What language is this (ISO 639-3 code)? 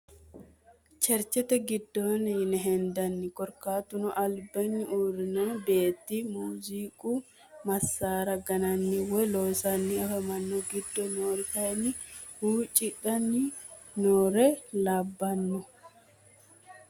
sid